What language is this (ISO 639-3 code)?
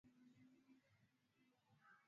swa